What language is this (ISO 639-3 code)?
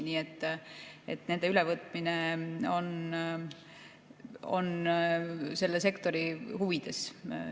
est